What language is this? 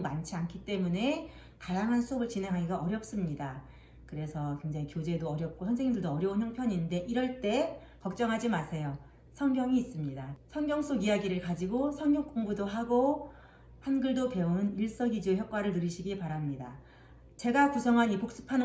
Korean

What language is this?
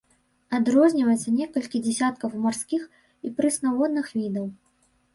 Belarusian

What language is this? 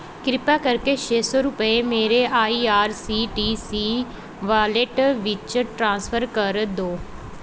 Punjabi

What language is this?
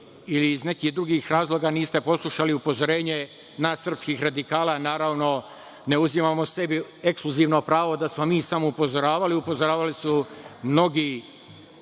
Serbian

